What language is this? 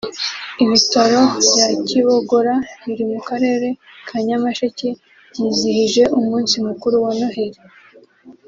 Kinyarwanda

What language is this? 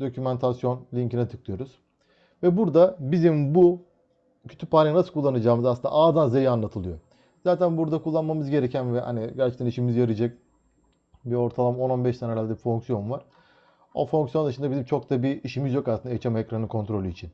Turkish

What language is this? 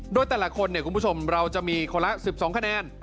Thai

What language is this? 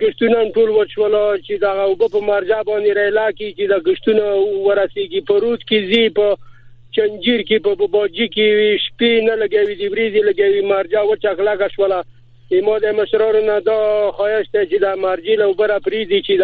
Persian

